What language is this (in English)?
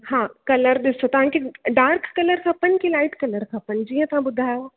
Sindhi